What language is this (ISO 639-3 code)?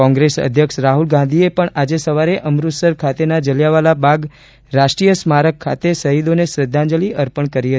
guj